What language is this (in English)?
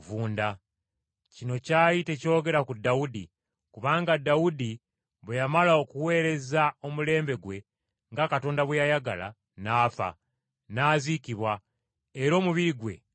Ganda